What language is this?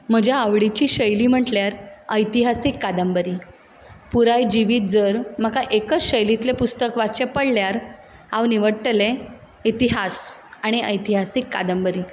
Konkani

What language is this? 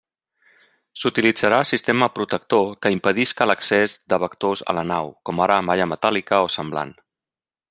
Catalan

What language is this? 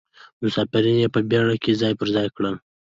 Pashto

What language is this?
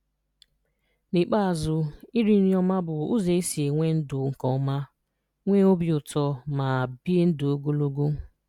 Igbo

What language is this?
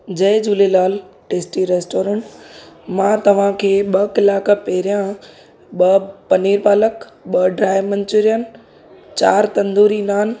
Sindhi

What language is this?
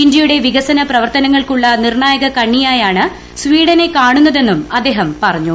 Malayalam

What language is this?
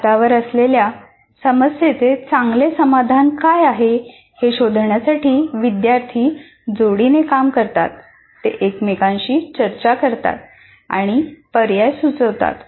Marathi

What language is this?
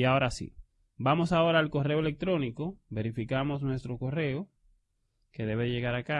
Spanish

